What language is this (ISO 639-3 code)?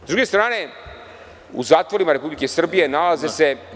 srp